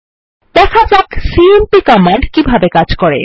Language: Bangla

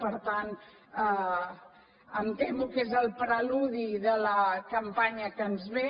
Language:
Catalan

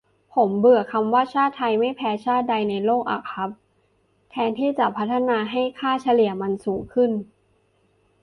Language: Thai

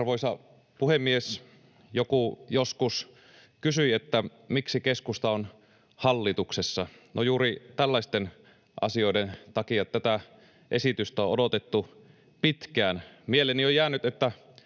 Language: Finnish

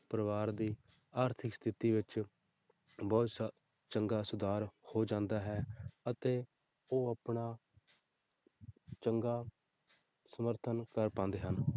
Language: Punjabi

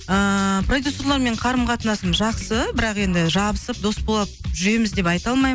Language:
Kazakh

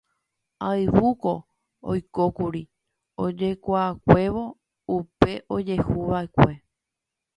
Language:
Guarani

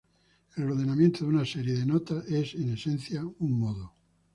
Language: Spanish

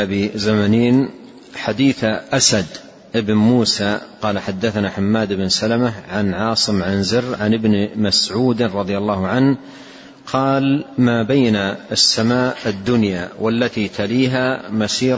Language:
Arabic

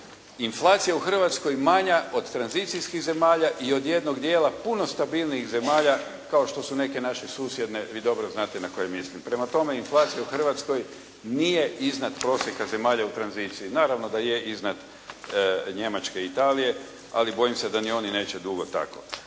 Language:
Croatian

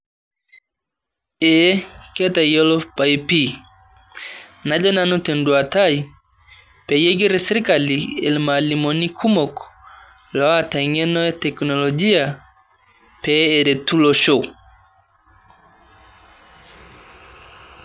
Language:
Masai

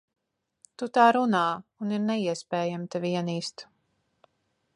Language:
Latvian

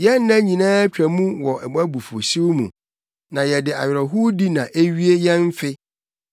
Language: Akan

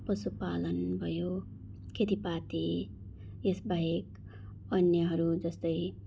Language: Nepali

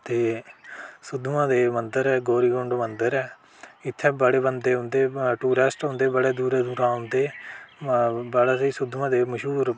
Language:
Dogri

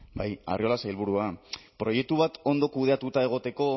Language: Basque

